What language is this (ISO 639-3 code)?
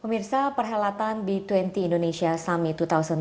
ind